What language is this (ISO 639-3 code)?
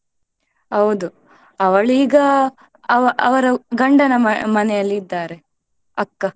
kan